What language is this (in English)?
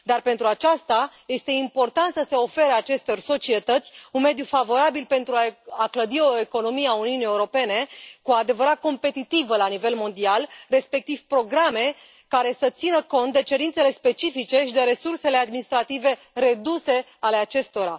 Romanian